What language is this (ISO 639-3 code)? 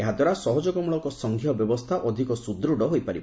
ori